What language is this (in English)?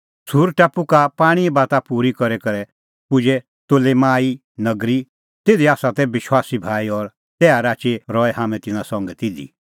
Kullu Pahari